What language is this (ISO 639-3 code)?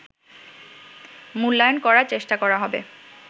ben